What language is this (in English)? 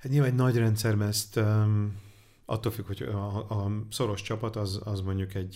Hungarian